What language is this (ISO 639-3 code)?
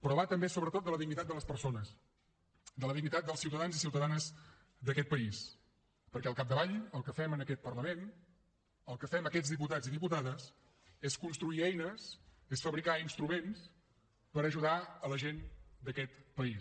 cat